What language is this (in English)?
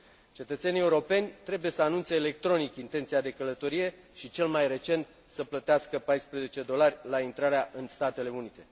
Romanian